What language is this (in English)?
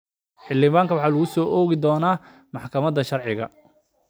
Somali